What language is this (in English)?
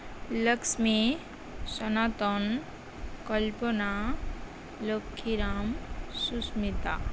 Santali